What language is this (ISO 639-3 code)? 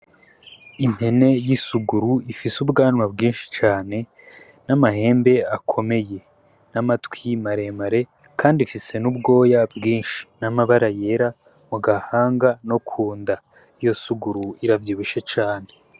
run